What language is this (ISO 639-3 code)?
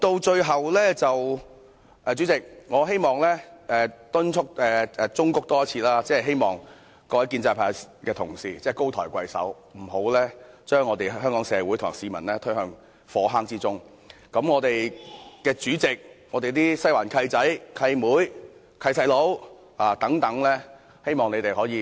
yue